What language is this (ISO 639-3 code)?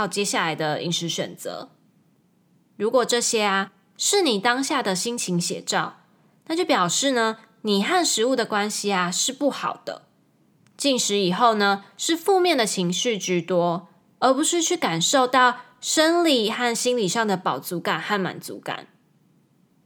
zho